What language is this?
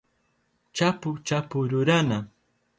Southern Pastaza Quechua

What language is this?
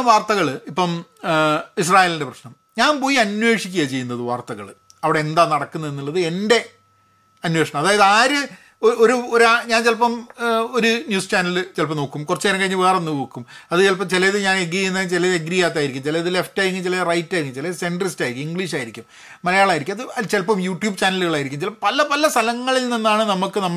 Malayalam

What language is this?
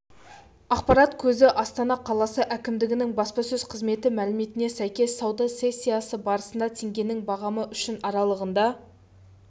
Kazakh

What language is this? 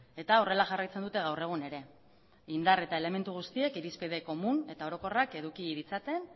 Basque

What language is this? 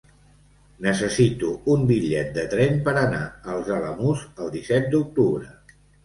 Catalan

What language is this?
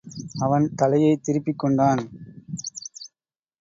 Tamil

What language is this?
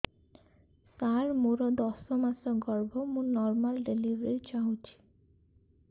Odia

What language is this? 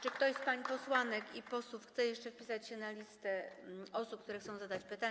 Polish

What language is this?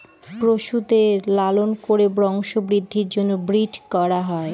Bangla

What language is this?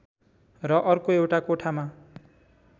Nepali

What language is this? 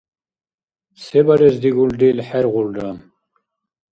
Dargwa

